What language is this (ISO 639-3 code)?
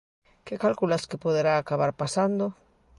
glg